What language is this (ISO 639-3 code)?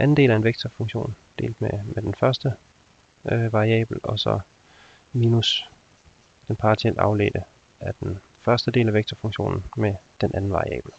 dan